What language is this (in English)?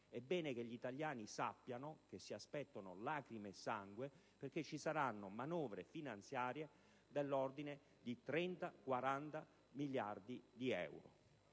Italian